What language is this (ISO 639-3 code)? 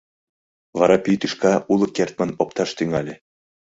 chm